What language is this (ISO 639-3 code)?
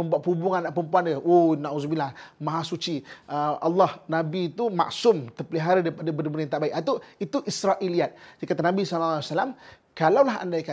msa